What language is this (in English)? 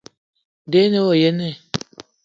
Eton (Cameroon)